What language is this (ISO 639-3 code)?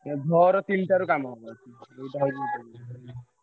ori